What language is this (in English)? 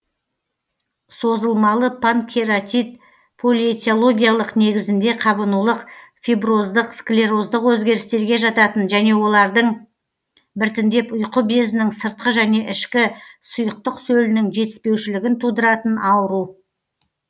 Kazakh